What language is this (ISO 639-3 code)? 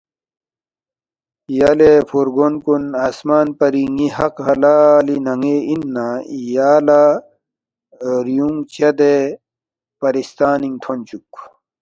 bft